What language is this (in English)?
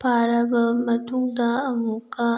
Manipuri